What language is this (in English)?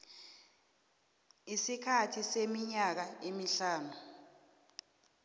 South Ndebele